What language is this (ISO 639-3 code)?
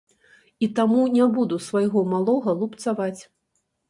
bel